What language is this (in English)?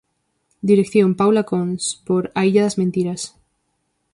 Galician